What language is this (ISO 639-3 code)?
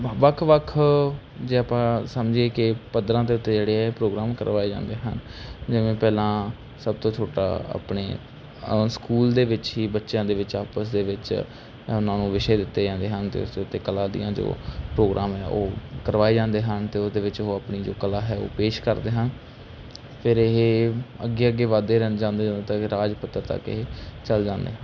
pan